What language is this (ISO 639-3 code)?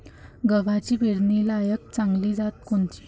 mar